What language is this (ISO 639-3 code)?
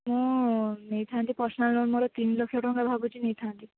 ori